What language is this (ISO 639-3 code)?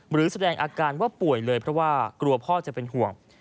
tha